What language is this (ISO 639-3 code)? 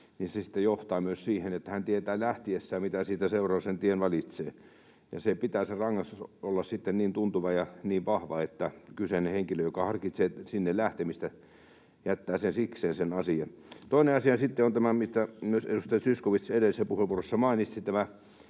fin